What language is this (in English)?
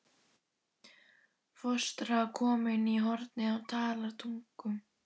Icelandic